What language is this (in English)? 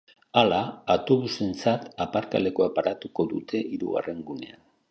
Basque